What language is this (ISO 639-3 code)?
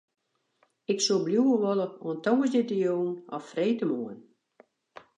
fry